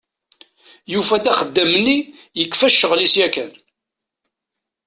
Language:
Kabyle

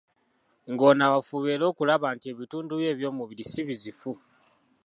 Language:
Ganda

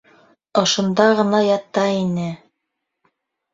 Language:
Bashkir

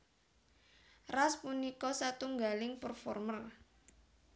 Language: Javanese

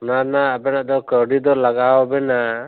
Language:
Santali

